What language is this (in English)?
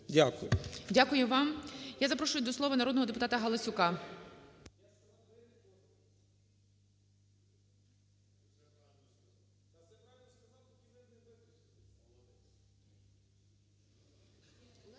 Ukrainian